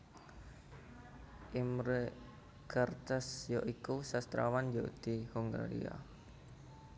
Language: Javanese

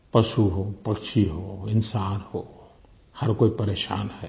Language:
Hindi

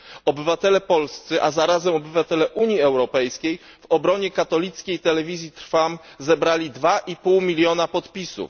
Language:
Polish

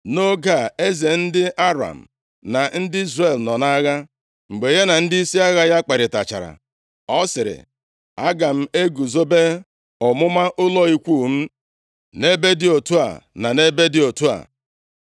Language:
Igbo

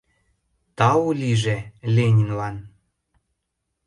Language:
Mari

